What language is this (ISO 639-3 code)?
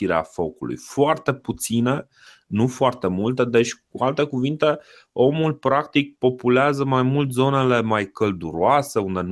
ron